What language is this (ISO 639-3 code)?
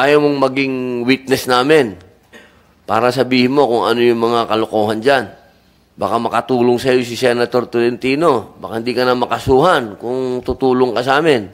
fil